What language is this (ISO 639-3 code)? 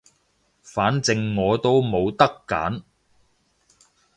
yue